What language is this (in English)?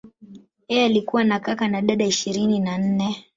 Swahili